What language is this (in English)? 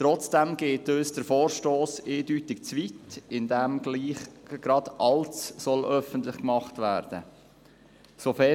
Swiss German